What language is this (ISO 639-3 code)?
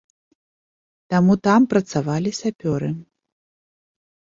bel